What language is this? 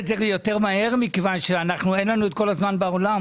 Hebrew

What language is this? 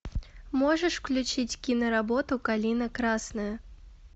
Russian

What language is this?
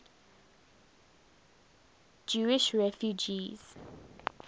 English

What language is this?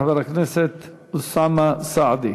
Hebrew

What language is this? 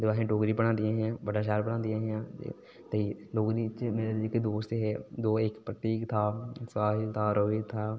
Dogri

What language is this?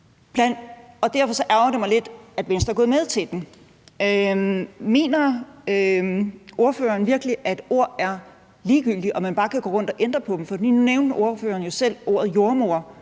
Danish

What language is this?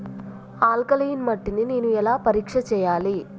Telugu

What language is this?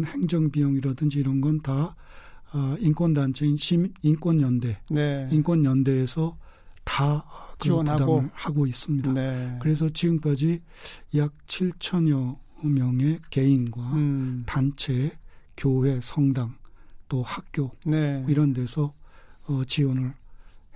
Korean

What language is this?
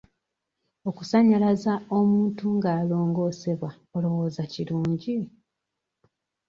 Ganda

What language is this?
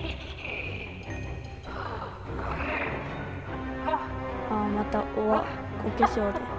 Japanese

